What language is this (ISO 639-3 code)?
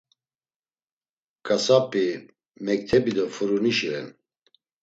lzz